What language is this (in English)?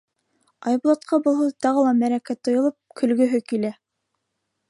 Bashkir